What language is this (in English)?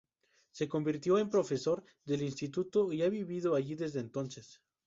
Spanish